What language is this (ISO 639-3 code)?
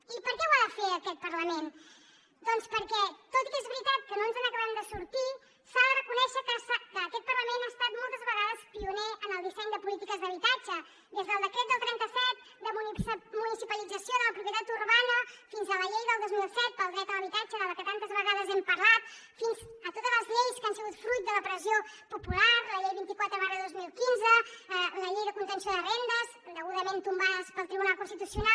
cat